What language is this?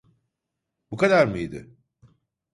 Turkish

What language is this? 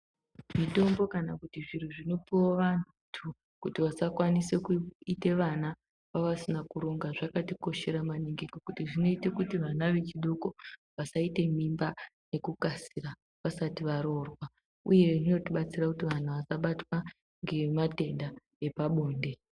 Ndau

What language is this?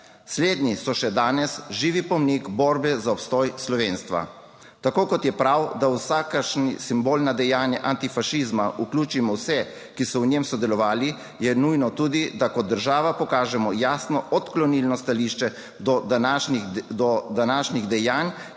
Slovenian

